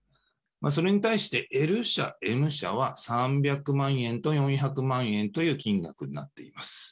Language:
Japanese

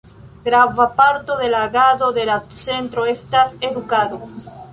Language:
Esperanto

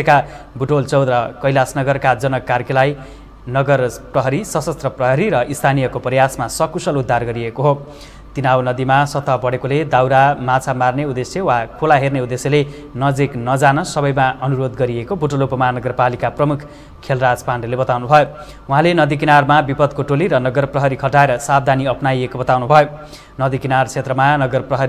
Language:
Romanian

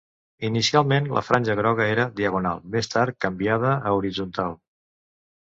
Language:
Catalan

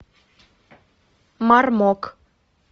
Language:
Russian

